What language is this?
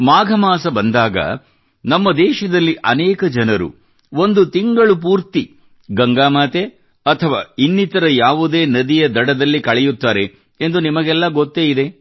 Kannada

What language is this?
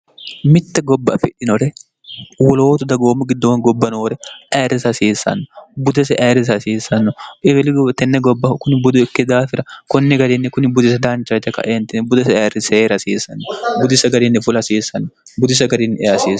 Sidamo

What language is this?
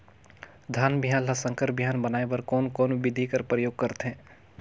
Chhattisgarhi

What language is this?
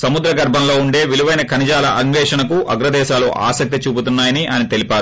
Telugu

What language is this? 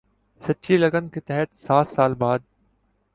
Urdu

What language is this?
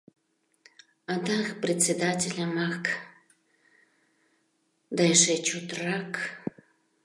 Mari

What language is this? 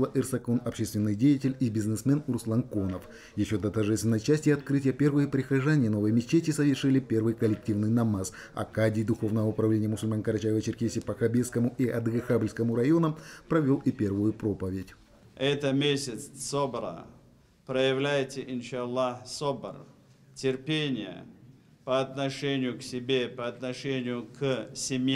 Russian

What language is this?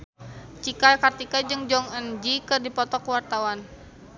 Sundanese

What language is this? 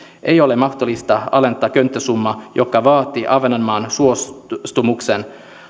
Finnish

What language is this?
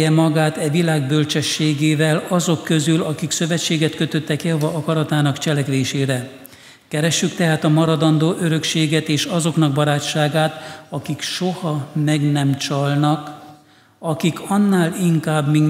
Hungarian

